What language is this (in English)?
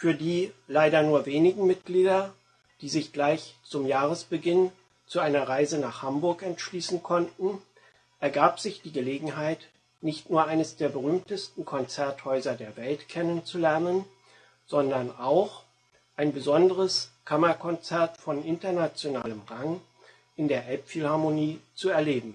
German